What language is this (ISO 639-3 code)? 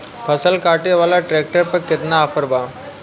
bho